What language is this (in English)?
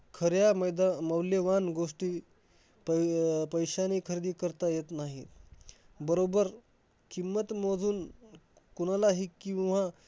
Marathi